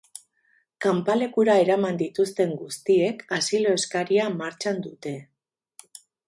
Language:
Basque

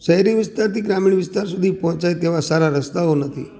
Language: Gujarati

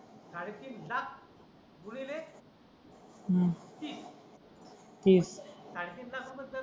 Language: Marathi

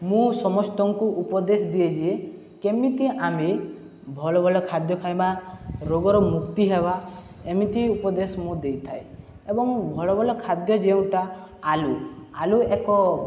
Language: Odia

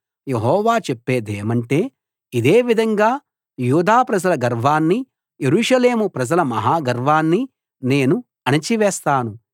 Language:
Telugu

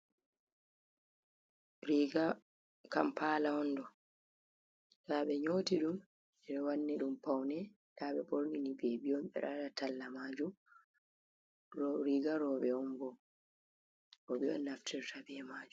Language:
Fula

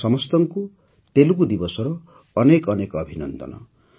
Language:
Odia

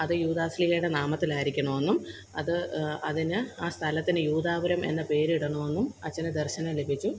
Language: Malayalam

